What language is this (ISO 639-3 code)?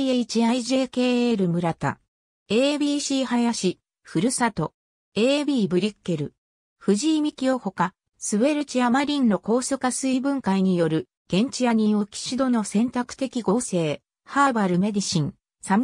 jpn